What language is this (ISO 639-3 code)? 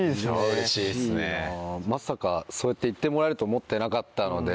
jpn